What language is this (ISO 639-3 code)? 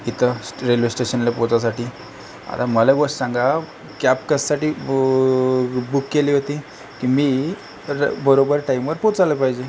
mar